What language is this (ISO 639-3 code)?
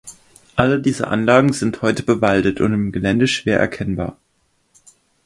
deu